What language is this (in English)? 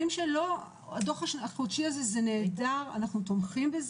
Hebrew